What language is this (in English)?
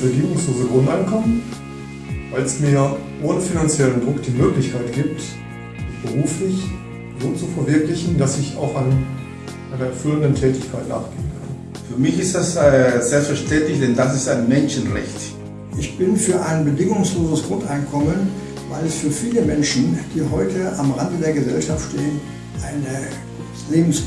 German